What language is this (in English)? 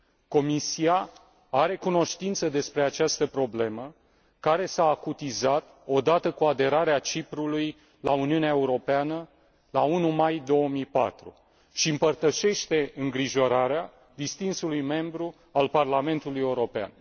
Romanian